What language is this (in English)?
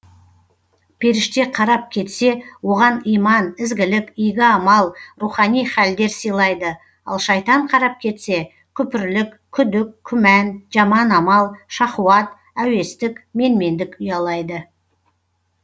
Kazakh